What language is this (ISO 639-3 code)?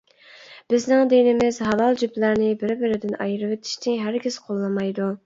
uig